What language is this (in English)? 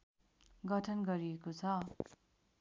Nepali